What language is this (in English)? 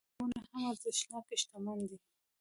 Pashto